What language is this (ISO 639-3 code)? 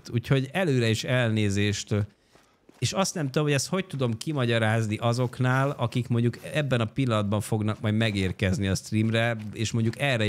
hun